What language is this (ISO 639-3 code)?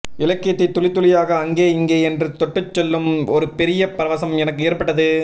tam